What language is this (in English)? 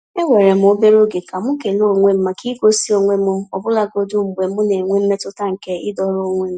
Igbo